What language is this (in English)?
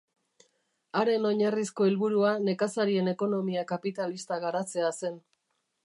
Basque